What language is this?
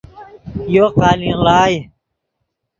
Yidgha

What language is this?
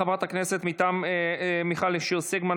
Hebrew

